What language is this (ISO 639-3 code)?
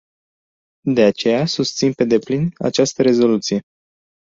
ron